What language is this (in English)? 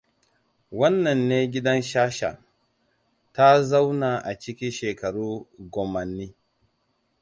Hausa